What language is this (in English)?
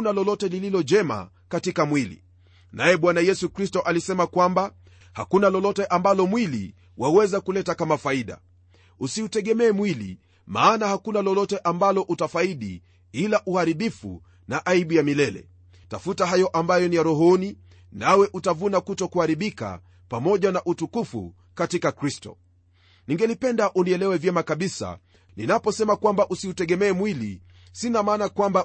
Swahili